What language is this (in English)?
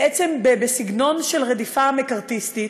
Hebrew